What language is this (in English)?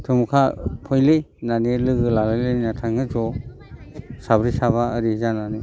Bodo